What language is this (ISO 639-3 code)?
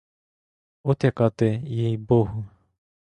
ukr